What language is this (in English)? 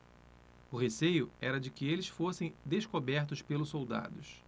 Portuguese